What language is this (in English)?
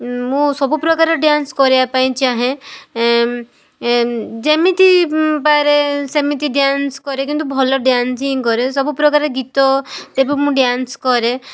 Odia